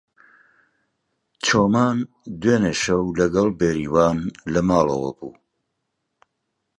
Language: Central Kurdish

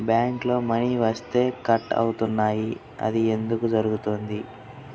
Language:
Telugu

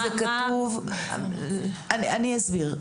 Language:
Hebrew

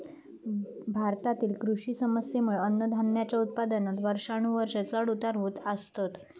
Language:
Marathi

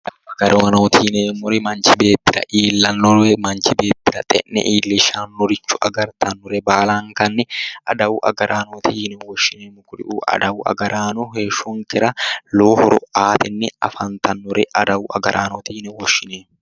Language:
Sidamo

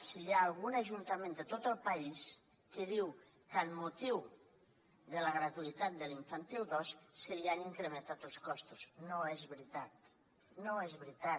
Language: Catalan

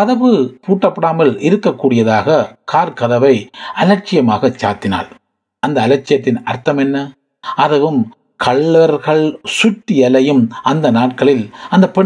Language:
Tamil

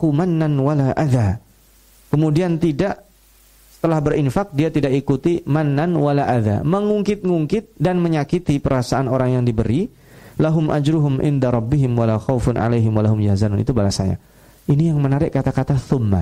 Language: Indonesian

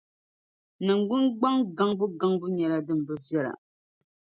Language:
Dagbani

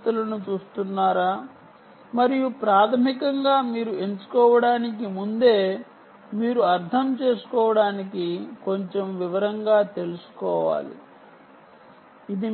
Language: Telugu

